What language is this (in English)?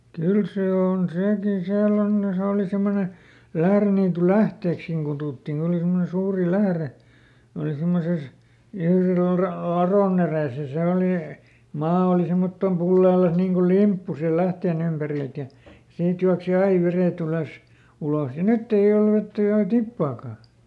Finnish